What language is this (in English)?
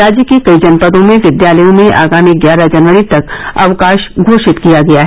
Hindi